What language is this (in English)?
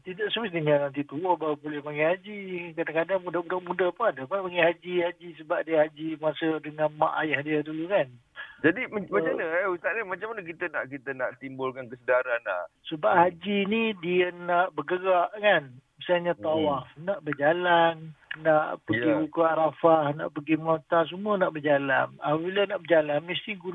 Malay